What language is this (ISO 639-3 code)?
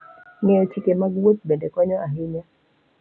luo